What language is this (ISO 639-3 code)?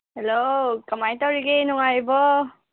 mni